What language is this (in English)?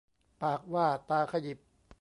Thai